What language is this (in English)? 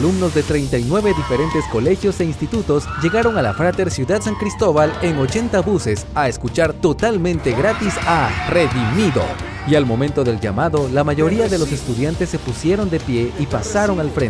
Spanish